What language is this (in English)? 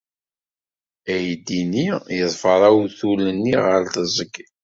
Kabyle